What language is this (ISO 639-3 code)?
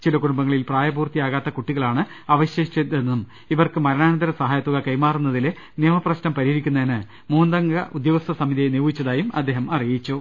mal